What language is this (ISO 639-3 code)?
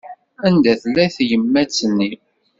kab